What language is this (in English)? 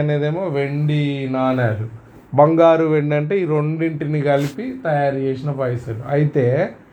Telugu